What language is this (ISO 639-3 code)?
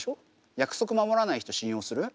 jpn